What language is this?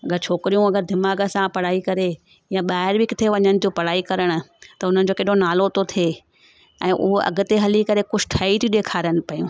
Sindhi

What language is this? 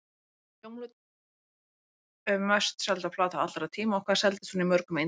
Icelandic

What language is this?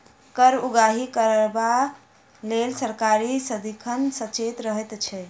Maithili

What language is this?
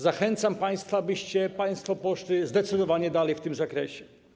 Polish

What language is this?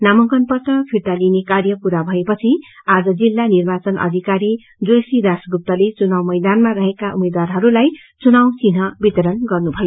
Nepali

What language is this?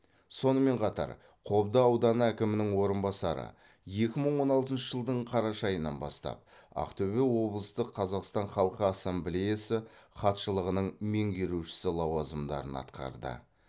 Kazakh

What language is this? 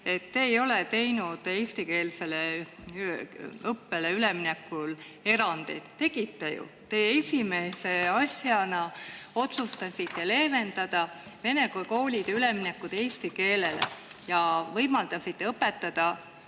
Estonian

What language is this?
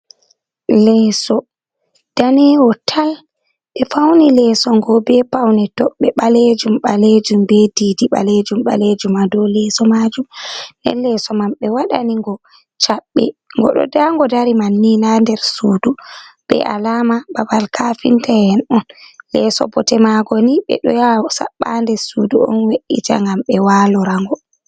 Fula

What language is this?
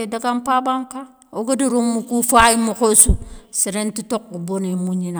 Soninke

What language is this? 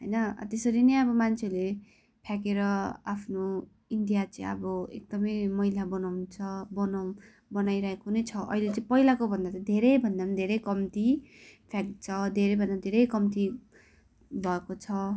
Nepali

